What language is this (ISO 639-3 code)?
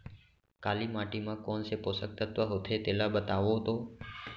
hne